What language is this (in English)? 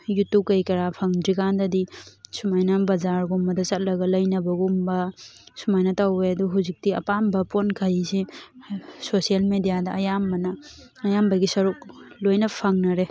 Manipuri